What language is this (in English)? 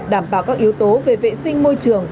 Vietnamese